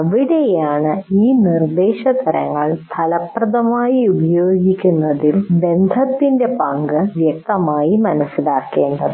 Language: Malayalam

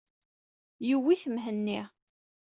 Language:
Kabyle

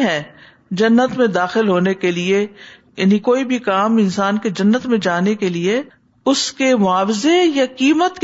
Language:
Urdu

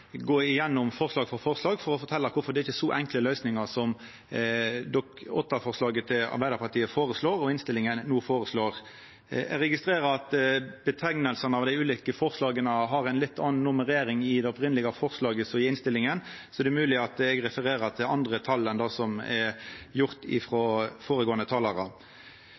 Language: Norwegian Nynorsk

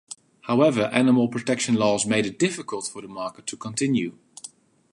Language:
English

